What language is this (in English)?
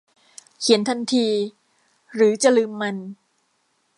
Thai